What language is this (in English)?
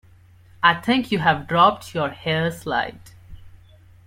English